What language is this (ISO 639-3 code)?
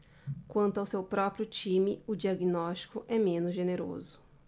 por